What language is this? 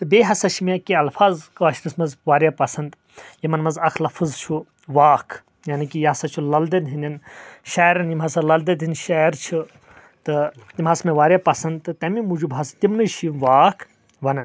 Kashmiri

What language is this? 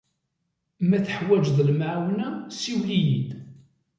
Kabyle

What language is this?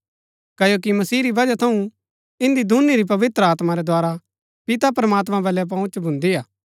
Gaddi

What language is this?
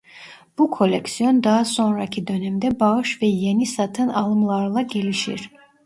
Turkish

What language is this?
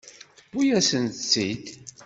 Kabyle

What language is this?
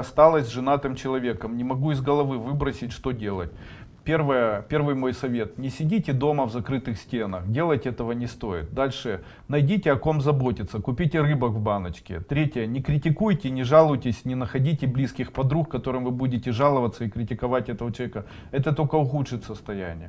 Russian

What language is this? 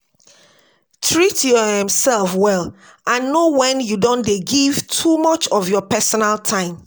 Nigerian Pidgin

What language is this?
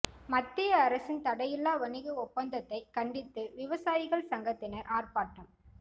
Tamil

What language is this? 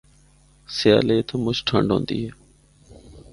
Northern Hindko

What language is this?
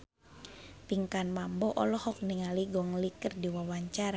Sundanese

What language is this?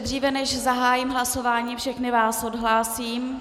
Czech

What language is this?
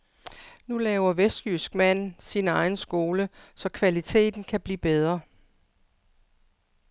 Danish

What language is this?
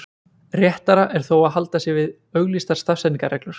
Icelandic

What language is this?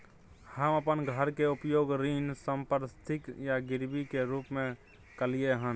Maithili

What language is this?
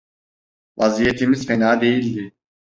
Turkish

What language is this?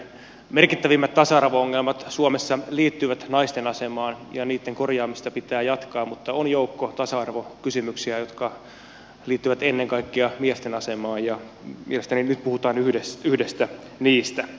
Finnish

